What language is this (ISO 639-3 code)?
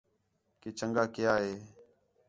xhe